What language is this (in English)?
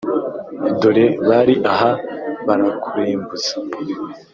Kinyarwanda